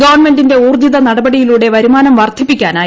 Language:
Malayalam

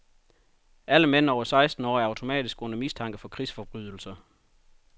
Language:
Danish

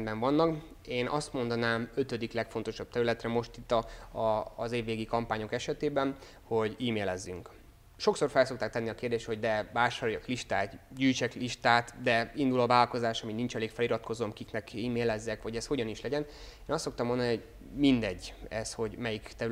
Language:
Hungarian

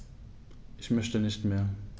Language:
German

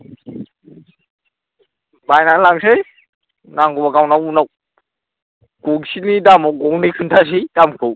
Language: Bodo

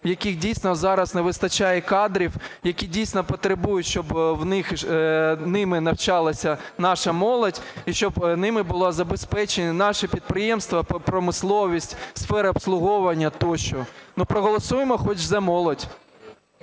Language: Ukrainian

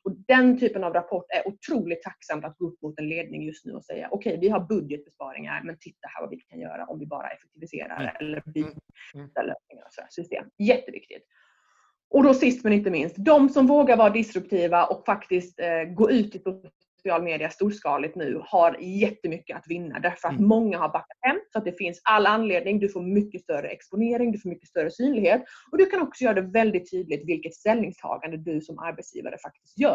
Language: Swedish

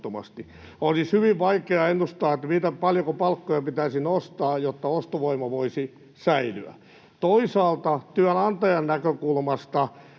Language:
Finnish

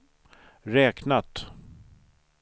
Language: Swedish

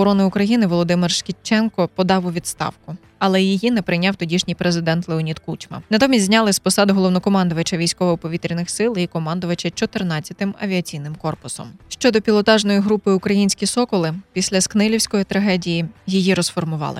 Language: Ukrainian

